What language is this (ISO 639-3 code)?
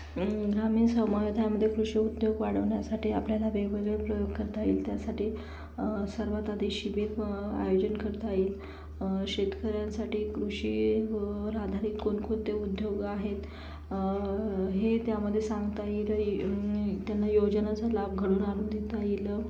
mar